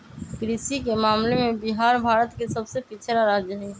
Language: Magahi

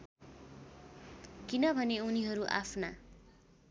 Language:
Nepali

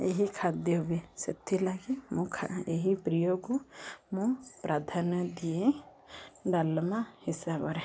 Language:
Odia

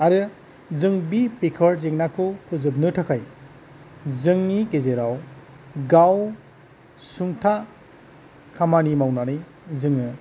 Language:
Bodo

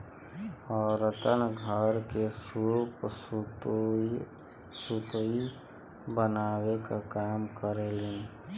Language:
Bhojpuri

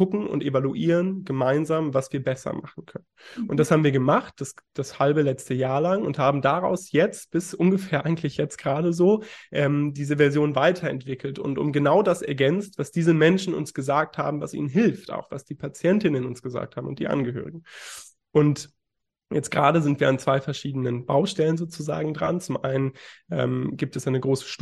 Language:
German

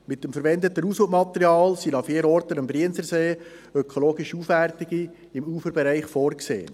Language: Swiss German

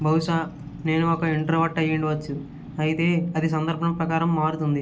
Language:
Telugu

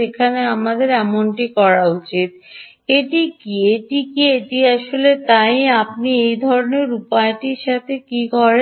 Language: Bangla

